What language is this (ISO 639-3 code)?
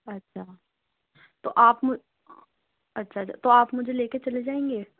urd